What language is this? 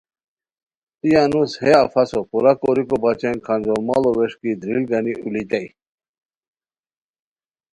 Khowar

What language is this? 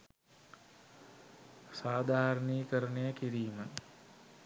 Sinhala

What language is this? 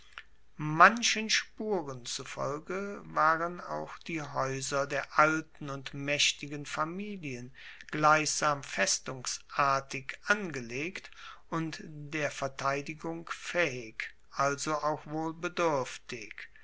German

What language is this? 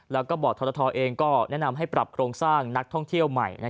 Thai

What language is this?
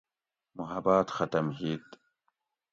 Gawri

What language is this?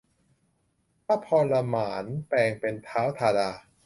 Thai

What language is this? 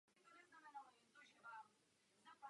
Czech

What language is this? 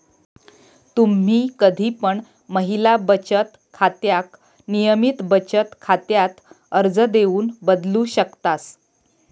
Marathi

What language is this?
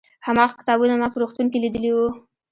Pashto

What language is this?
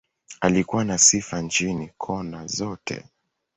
Swahili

